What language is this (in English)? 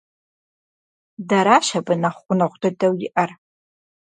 Kabardian